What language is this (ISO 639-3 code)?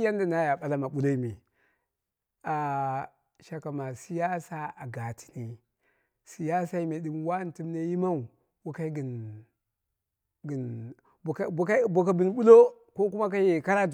kna